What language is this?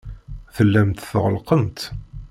Kabyle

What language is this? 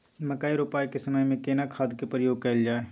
Maithili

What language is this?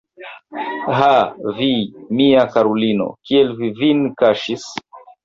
Esperanto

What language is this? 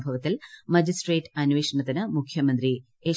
Malayalam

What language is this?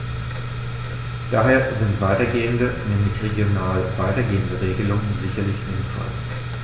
German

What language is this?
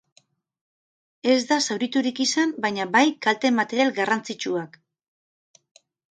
Basque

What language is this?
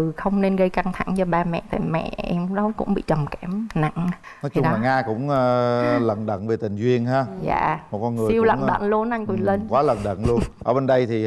Vietnamese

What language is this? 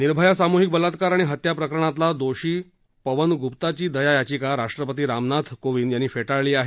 Marathi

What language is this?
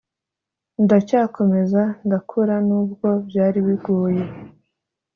Kinyarwanda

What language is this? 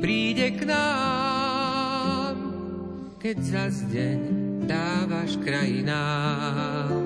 Slovak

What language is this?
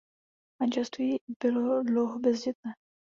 Czech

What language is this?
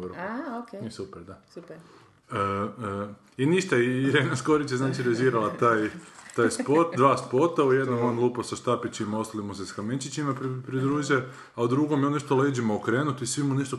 Croatian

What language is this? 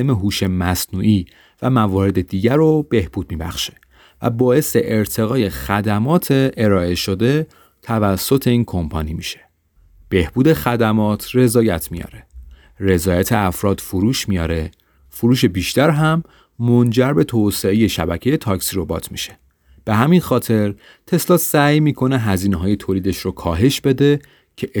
Persian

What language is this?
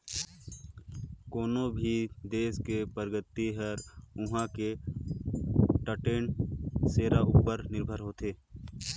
Chhattisgarhi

